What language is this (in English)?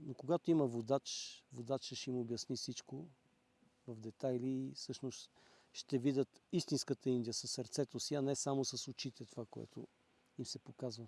Bulgarian